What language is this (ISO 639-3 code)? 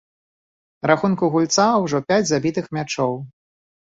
bel